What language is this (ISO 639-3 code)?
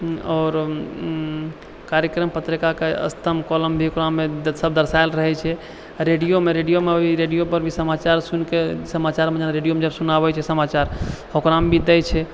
mai